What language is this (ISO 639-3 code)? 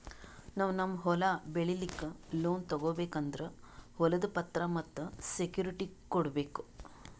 kan